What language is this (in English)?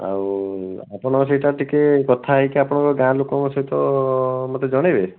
Odia